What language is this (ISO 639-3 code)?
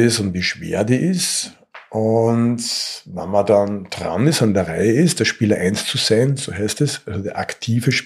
deu